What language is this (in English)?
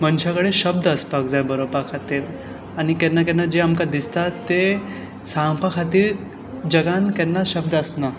Konkani